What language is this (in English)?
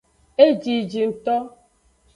Aja (Benin)